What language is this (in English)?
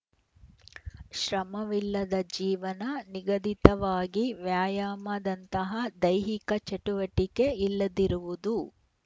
Kannada